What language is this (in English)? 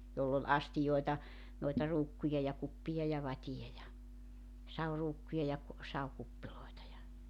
Finnish